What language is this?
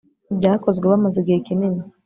Kinyarwanda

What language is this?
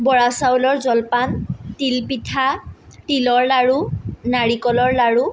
Assamese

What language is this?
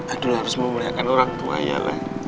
Indonesian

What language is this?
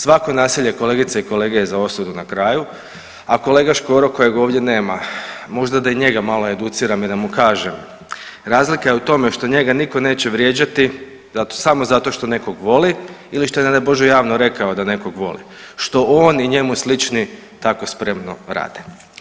Croatian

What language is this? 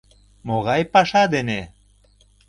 Mari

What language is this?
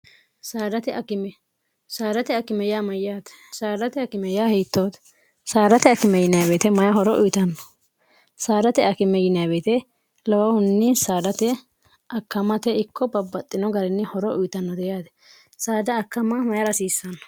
Sidamo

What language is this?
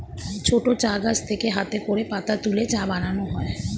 Bangla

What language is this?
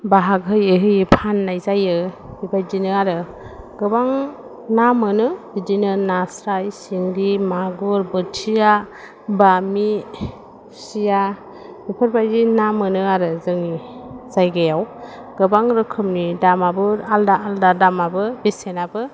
Bodo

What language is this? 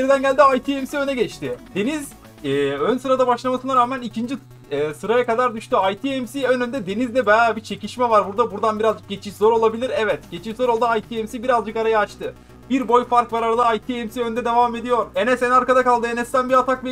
Turkish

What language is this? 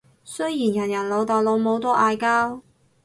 Cantonese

